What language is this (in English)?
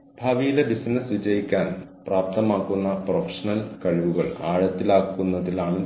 Malayalam